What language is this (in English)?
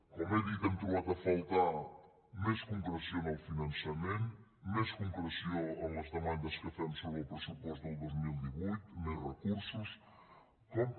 Catalan